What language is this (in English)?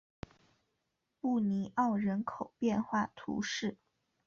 Chinese